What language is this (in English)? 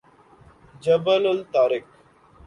Urdu